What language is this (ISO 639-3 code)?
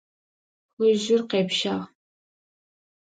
ady